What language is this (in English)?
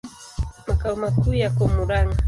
Swahili